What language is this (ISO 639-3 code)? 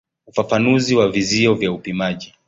swa